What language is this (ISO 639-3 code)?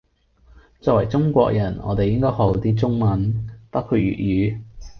yue